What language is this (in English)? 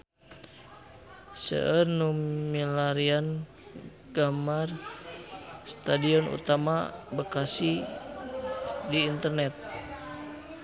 Sundanese